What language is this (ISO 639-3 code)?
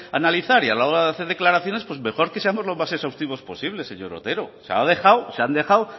spa